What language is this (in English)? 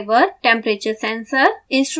Hindi